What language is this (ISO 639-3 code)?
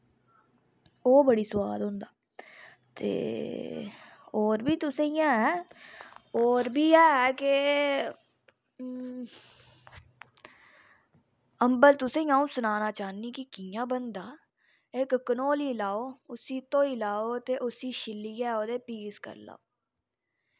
doi